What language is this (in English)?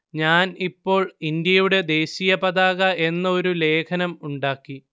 Malayalam